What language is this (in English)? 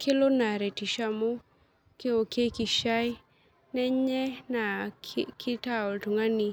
Masai